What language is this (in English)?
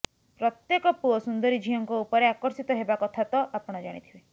Odia